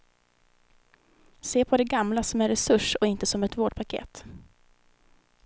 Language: Swedish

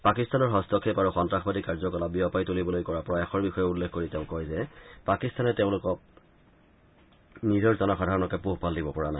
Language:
Assamese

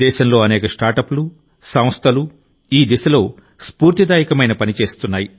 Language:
Telugu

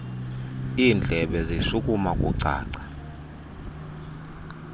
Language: Xhosa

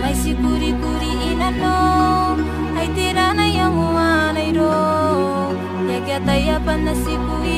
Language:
Vietnamese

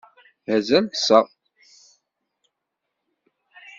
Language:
Kabyle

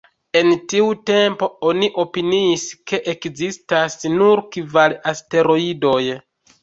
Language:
Esperanto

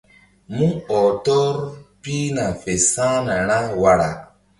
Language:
Mbum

